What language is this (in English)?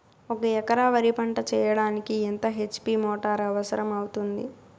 Telugu